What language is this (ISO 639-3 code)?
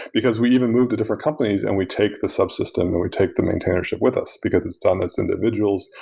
eng